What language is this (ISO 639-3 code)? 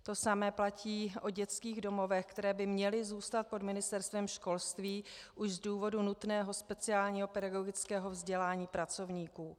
ces